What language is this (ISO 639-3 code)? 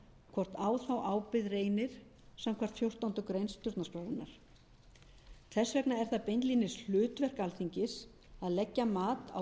isl